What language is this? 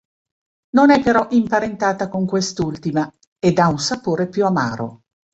Italian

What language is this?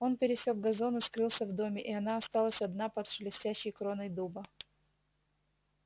Russian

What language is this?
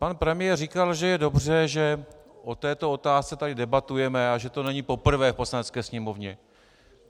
Czech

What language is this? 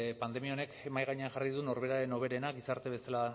Basque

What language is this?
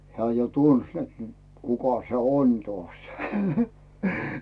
Finnish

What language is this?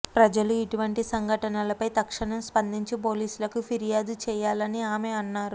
Telugu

